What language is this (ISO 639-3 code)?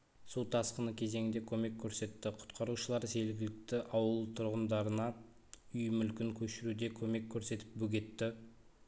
kaz